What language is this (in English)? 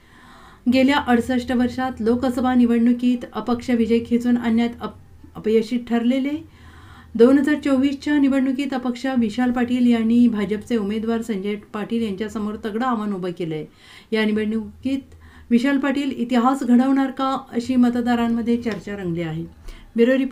Marathi